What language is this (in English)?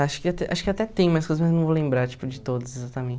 Portuguese